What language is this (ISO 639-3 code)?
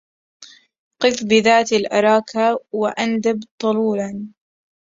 ara